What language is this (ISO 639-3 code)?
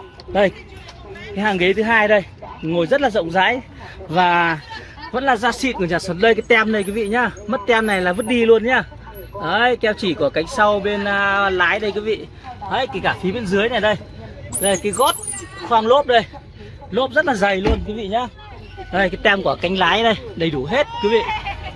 vie